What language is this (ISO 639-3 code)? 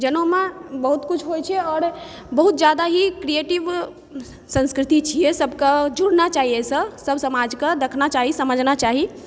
mai